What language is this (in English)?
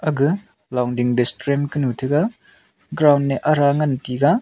Wancho Naga